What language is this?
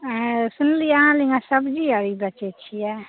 Maithili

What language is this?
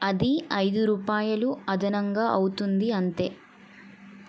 Telugu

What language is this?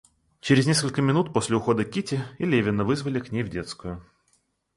Russian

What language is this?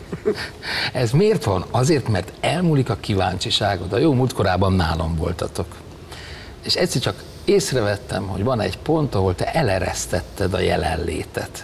Hungarian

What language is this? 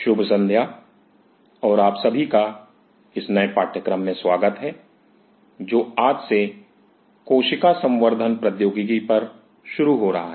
Hindi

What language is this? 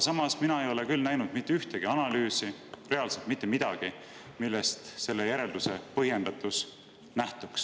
Estonian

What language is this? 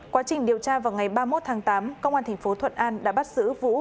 Vietnamese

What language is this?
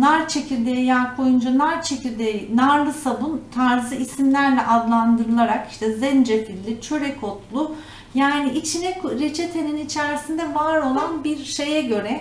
Turkish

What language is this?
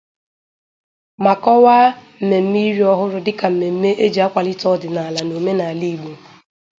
Igbo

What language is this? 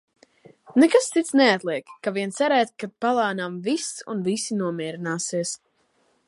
Latvian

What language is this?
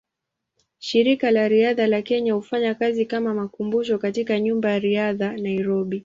Swahili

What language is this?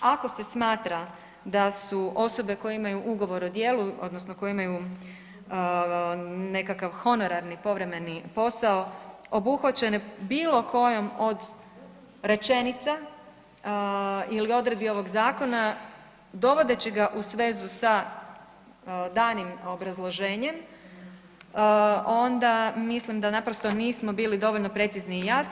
Croatian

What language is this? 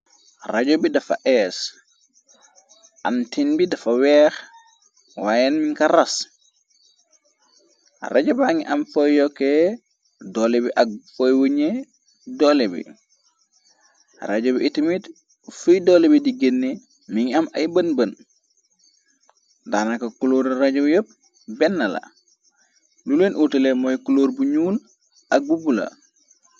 Wolof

